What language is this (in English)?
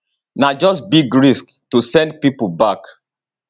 Nigerian Pidgin